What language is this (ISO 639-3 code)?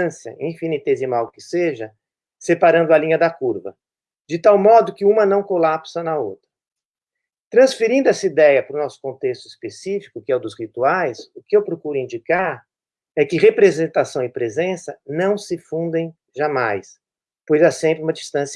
por